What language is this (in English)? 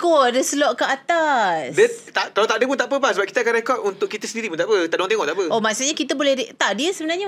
Malay